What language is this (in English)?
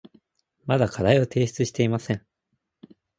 Japanese